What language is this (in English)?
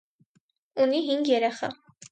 Armenian